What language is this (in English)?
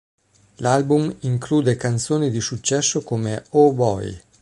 Italian